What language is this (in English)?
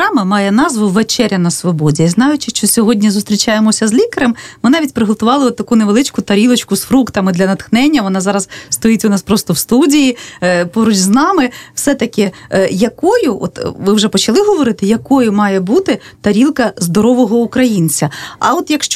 Ukrainian